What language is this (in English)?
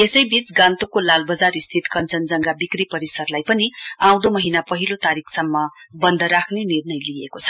Nepali